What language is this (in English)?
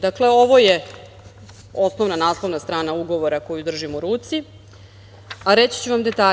Serbian